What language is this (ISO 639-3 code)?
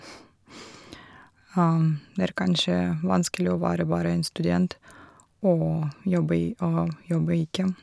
nor